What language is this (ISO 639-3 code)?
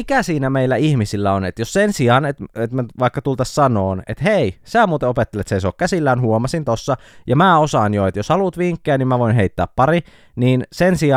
fin